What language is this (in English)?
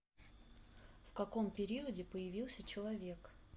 Russian